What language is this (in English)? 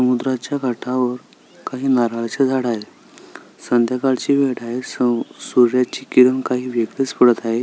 Marathi